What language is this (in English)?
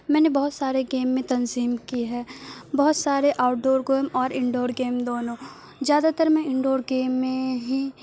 Urdu